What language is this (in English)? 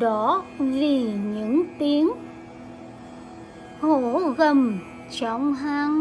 Vietnamese